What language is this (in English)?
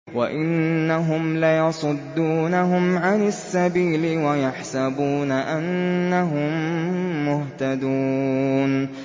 Arabic